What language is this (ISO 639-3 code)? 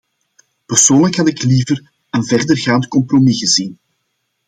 nld